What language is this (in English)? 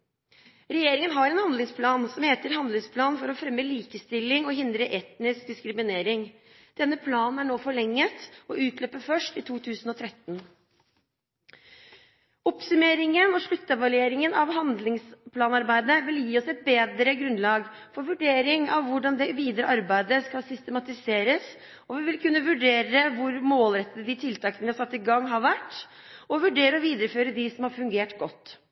Norwegian Bokmål